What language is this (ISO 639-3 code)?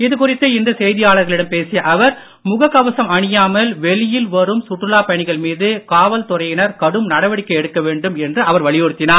tam